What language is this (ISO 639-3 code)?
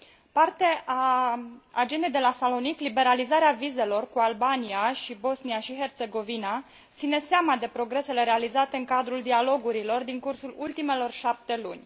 ron